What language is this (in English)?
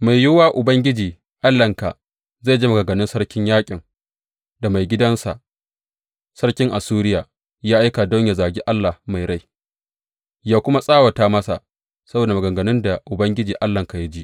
Hausa